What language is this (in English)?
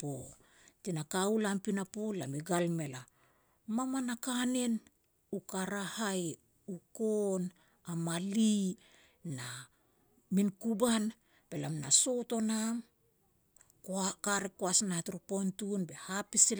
Petats